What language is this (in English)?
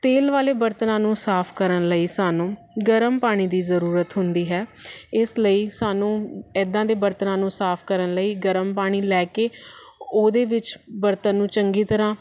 Punjabi